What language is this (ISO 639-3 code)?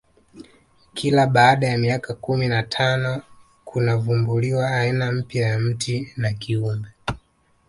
swa